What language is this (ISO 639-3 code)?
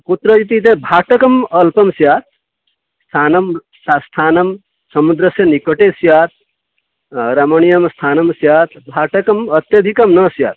san